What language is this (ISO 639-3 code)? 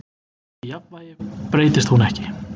isl